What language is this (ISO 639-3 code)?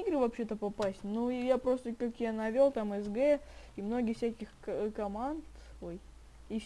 rus